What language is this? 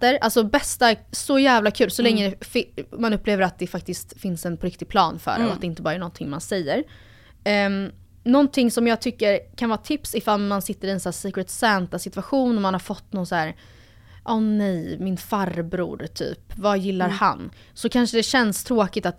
Swedish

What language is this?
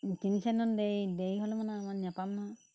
Assamese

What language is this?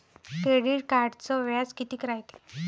Marathi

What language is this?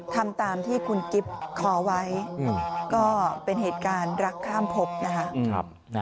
Thai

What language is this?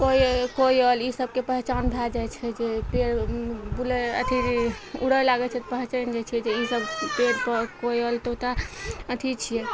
Maithili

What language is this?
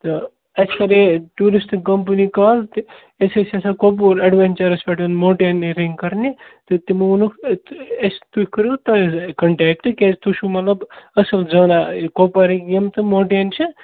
Kashmiri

